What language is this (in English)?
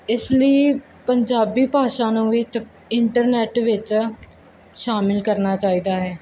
Punjabi